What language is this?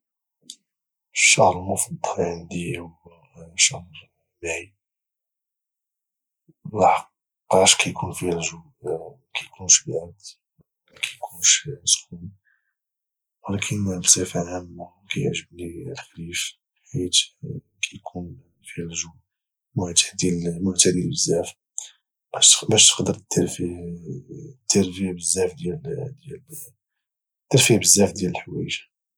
Moroccan Arabic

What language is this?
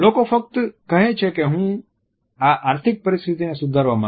Gujarati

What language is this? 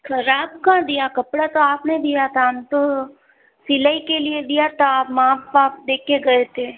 Hindi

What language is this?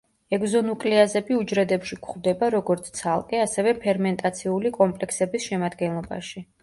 Georgian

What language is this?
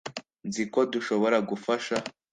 Kinyarwanda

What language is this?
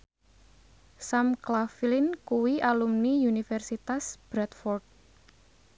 Javanese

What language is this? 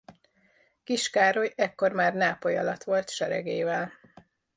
Hungarian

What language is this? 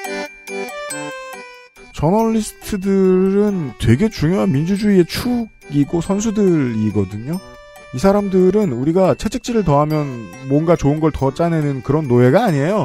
Korean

